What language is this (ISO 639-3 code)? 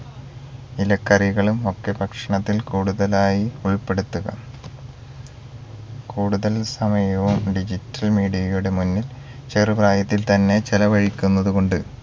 mal